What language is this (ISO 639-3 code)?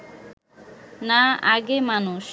ben